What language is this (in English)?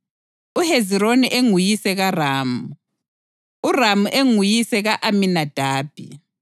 North Ndebele